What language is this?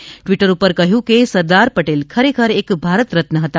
Gujarati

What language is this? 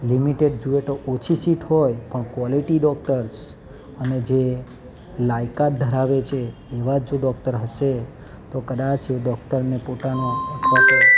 Gujarati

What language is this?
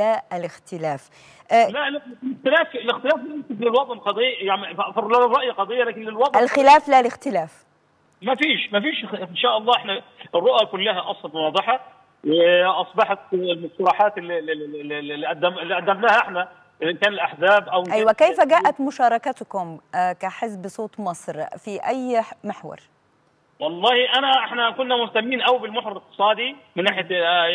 Arabic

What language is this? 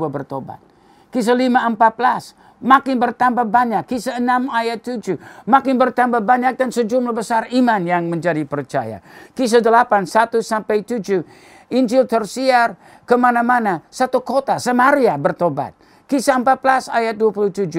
Indonesian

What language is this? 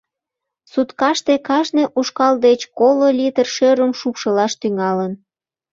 Mari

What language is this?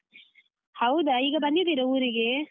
Kannada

